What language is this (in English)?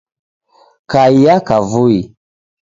Taita